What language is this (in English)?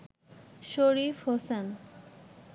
Bangla